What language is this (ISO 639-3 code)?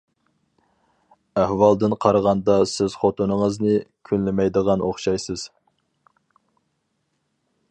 uig